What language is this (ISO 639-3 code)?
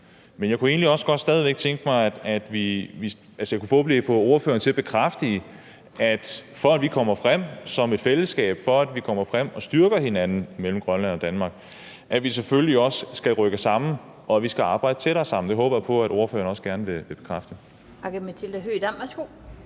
dan